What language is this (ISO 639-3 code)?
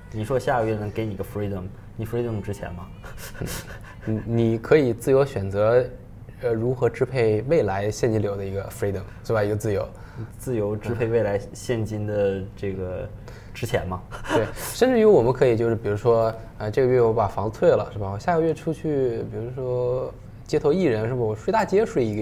zho